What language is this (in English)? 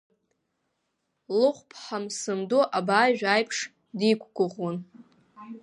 Abkhazian